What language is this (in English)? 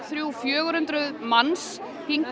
Icelandic